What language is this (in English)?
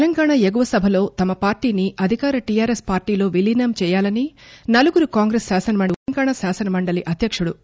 Telugu